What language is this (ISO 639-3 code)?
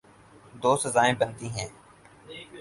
urd